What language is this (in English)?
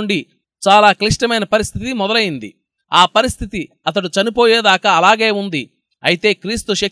Telugu